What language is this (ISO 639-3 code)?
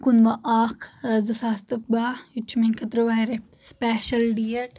kas